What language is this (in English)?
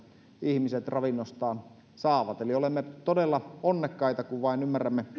Finnish